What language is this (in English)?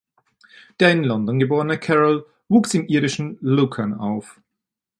German